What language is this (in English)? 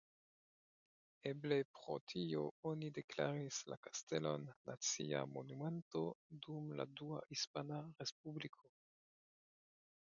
Esperanto